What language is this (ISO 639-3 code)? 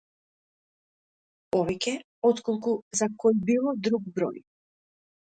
mkd